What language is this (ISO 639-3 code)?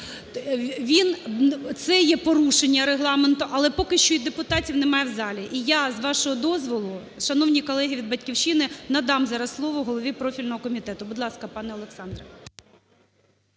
ukr